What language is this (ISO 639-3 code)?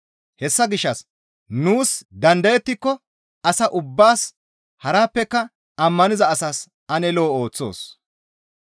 gmv